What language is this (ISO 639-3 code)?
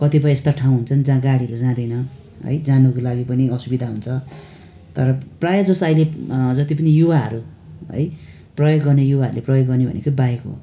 nep